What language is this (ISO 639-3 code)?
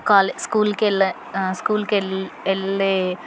tel